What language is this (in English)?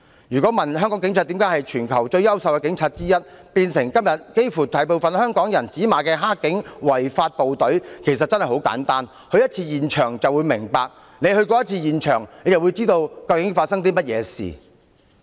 Cantonese